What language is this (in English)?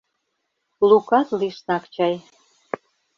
Mari